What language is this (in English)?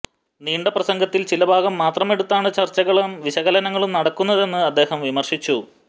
Malayalam